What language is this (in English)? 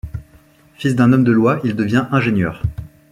French